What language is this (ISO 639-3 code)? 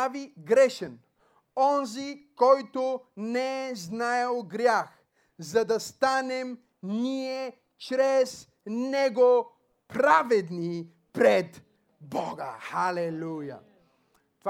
bul